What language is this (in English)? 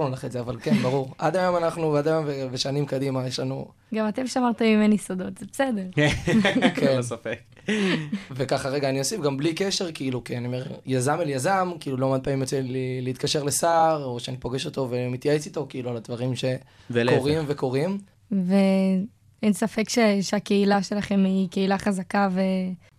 Hebrew